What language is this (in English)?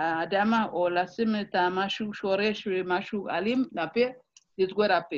Hebrew